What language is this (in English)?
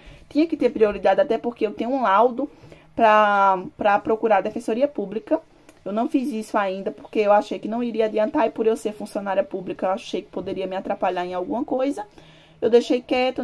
Portuguese